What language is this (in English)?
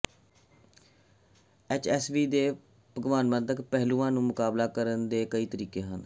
Punjabi